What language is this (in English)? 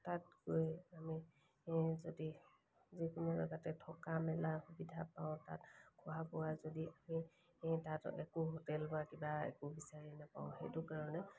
Assamese